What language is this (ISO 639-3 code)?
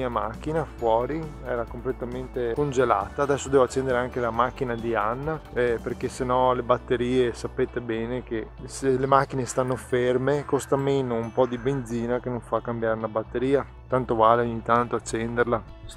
ita